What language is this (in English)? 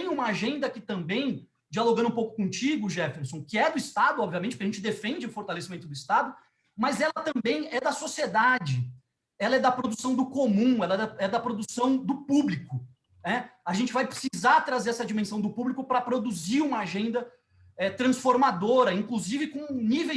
Portuguese